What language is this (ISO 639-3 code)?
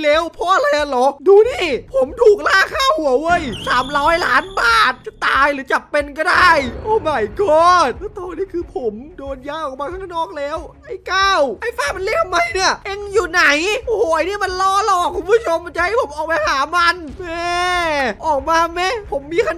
tha